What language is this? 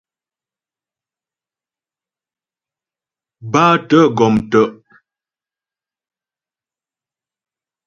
Ghomala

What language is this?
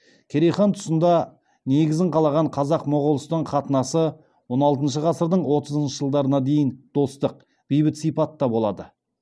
Kazakh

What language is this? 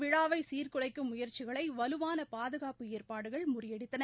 Tamil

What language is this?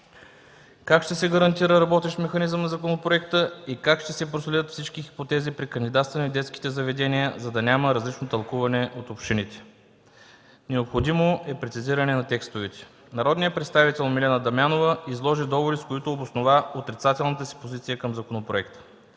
Bulgarian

